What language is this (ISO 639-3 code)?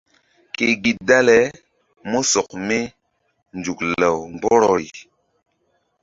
mdd